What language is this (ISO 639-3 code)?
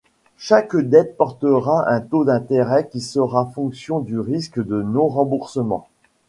fra